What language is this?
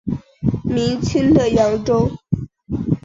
Chinese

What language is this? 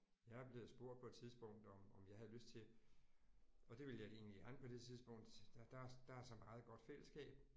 Danish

